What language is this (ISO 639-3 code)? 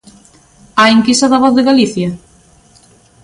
glg